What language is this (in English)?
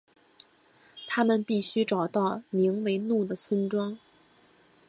Chinese